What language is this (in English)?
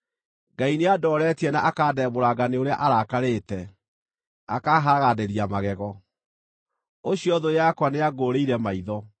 Kikuyu